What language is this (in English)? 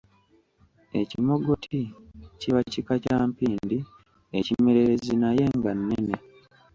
Ganda